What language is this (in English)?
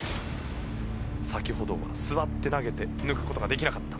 Japanese